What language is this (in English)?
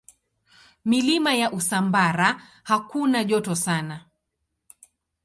Swahili